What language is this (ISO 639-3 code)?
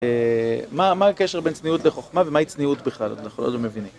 heb